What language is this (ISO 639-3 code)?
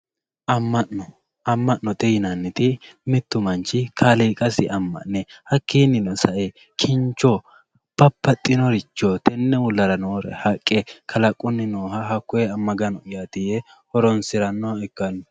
sid